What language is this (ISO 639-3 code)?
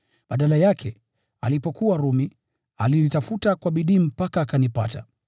swa